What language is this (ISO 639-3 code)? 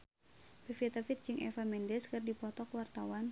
sun